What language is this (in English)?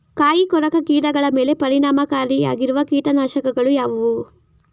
Kannada